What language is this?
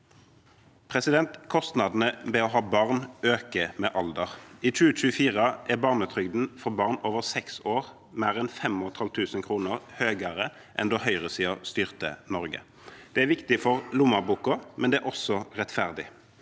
Norwegian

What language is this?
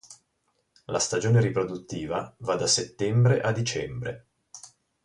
Italian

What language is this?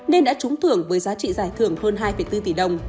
Vietnamese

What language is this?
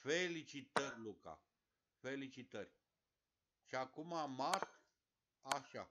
Romanian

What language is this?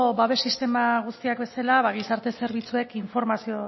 Basque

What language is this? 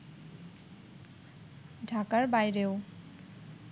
Bangla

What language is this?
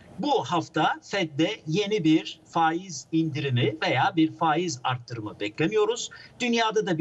Turkish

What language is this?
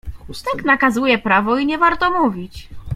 Polish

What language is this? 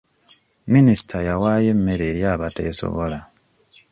Ganda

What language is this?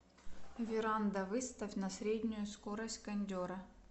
Russian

